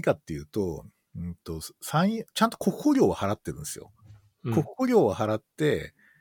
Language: Japanese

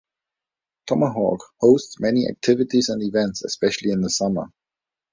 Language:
English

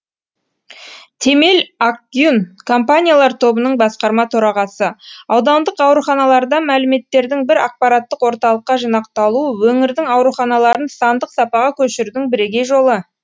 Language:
Kazakh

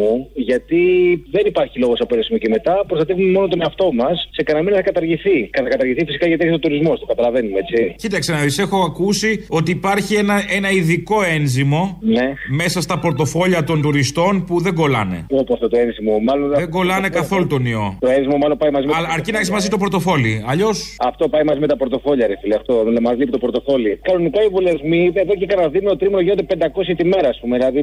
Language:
Greek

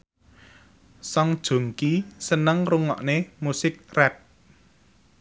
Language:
Javanese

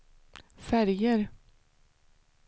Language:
Swedish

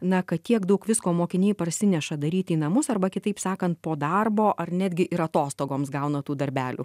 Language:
Lithuanian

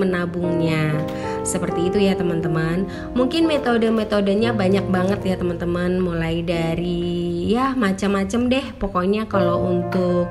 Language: Indonesian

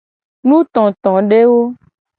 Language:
Gen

